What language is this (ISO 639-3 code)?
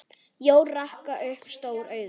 isl